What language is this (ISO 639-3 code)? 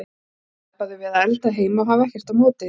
isl